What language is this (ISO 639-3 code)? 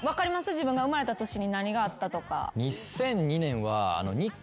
jpn